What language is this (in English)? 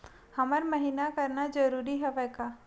Chhattisgarhi